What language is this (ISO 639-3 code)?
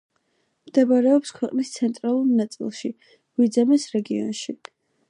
kat